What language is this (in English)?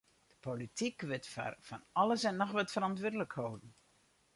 Western Frisian